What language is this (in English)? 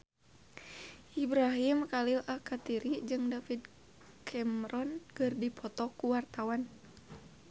Sundanese